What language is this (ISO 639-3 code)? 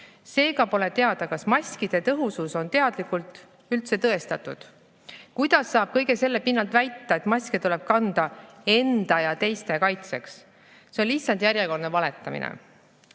est